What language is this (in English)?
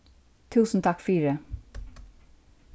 Faroese